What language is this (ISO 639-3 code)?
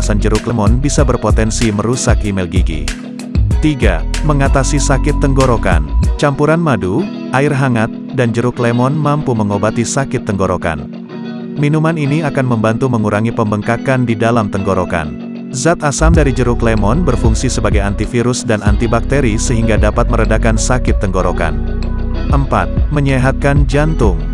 ind